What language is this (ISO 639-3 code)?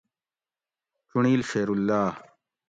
gwc